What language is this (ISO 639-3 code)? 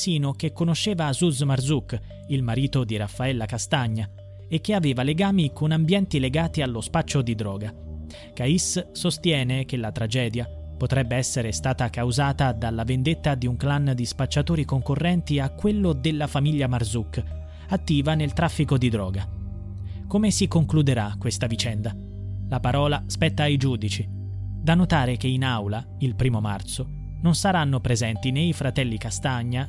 ita